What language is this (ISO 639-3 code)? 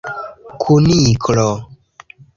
epo